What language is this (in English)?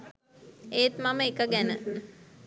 Sinhala